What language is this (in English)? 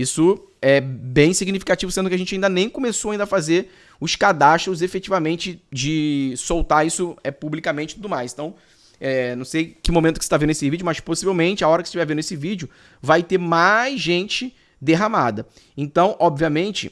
Portuguese